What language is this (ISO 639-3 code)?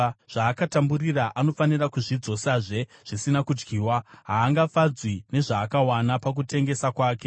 sna